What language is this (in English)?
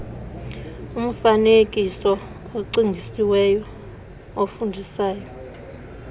Xhosa